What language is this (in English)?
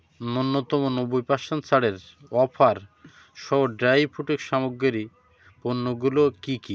Bangla